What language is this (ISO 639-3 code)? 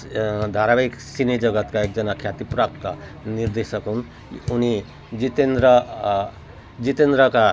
nep